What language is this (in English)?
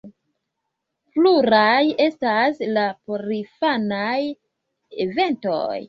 Esperanto